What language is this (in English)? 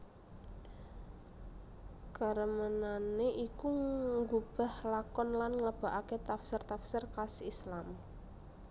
Javanese